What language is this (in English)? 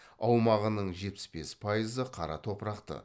Kazakh